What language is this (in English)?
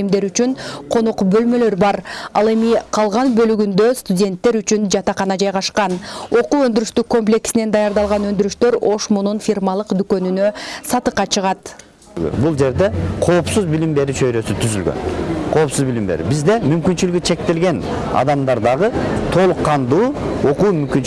Turkish